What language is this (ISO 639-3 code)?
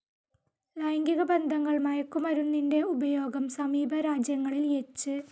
mal